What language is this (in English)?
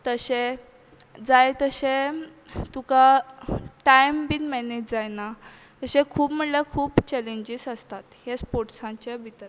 Konkani